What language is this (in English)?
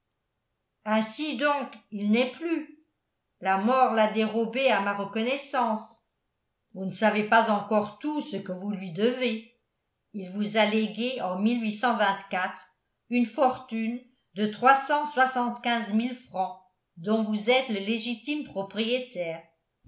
French